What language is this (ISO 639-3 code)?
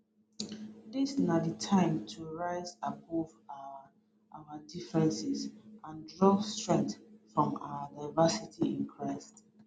pcm